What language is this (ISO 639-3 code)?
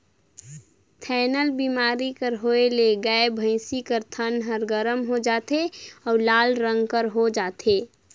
hne